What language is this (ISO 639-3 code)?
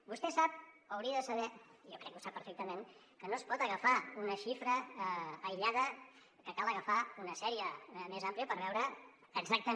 cat